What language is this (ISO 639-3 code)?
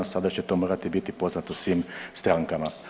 hrv